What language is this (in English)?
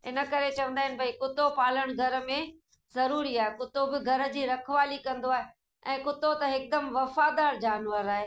Sindhi